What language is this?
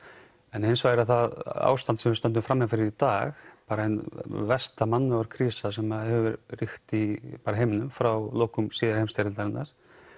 Icelandic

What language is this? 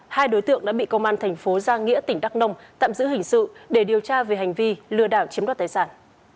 Vietnamese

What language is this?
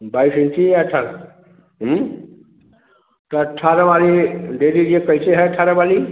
Hindi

